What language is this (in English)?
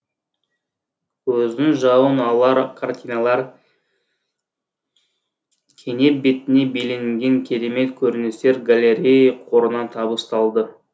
Kazakh